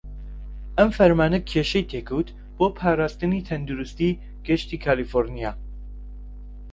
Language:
Central Kurdish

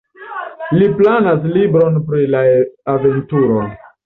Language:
Esperanto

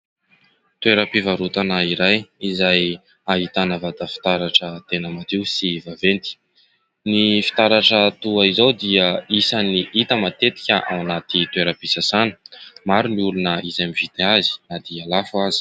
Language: Malagasy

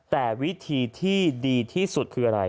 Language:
Thai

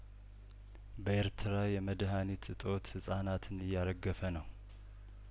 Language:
Amharic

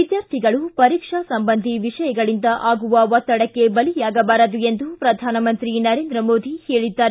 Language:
Kannada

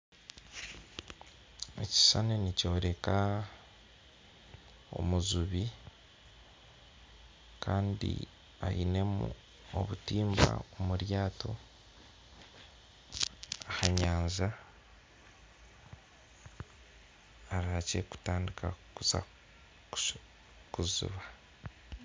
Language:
Nyankole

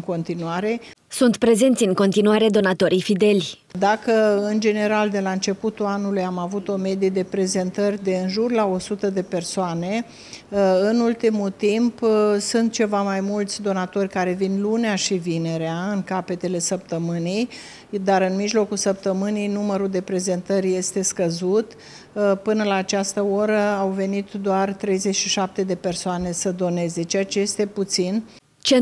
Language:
Romanian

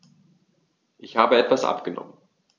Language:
German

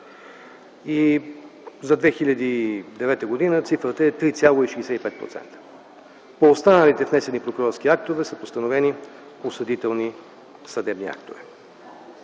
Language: Bulgarian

